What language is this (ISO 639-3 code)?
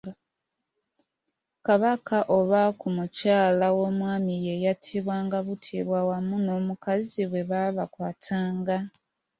lug